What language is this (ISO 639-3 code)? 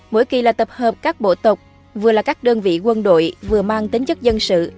vie